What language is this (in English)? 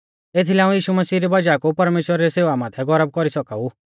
Mahasu Pahari